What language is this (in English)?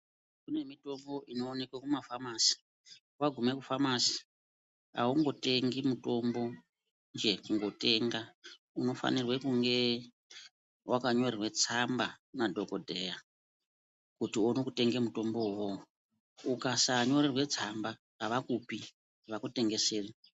Ndau